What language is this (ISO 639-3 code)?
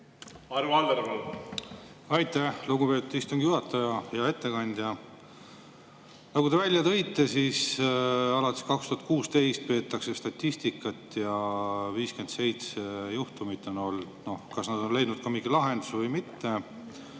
est